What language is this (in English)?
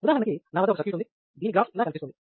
Telugu